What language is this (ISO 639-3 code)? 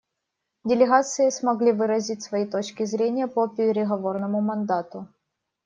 rus